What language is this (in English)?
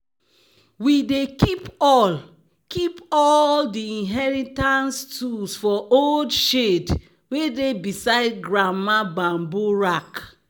Nigerian Pidgin